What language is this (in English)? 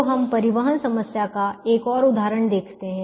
Hindi